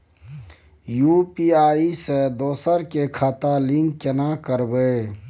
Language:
Maithili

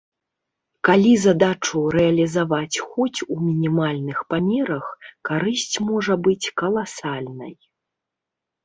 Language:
Belarusian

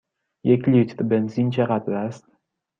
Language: Persian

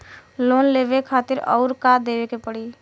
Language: Bhojpuri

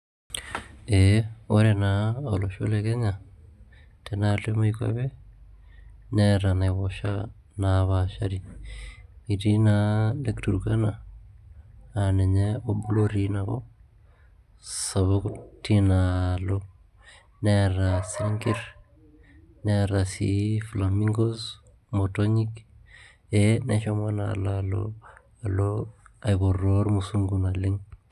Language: Masai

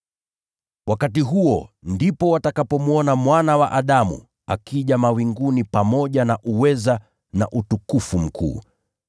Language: Swahili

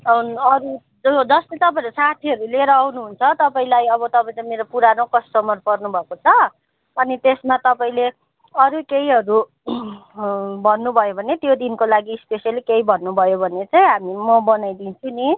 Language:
Nepali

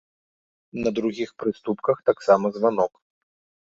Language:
Belarusian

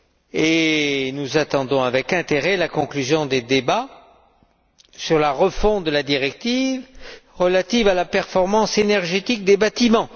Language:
French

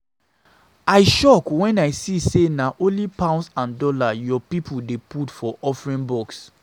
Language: Nigerian Pidgin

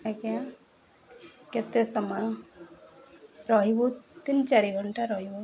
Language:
Odia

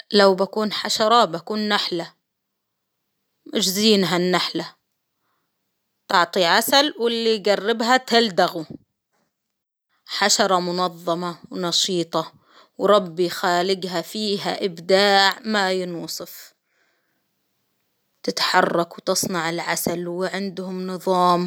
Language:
Hijazi Arabic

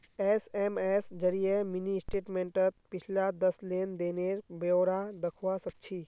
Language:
Magahi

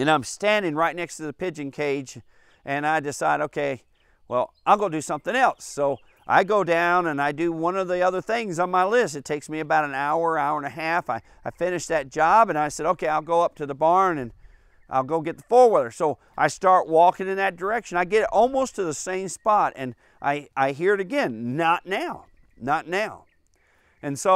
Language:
English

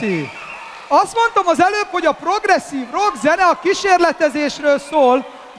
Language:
Hungarian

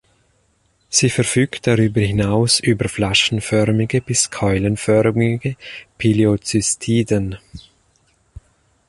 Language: German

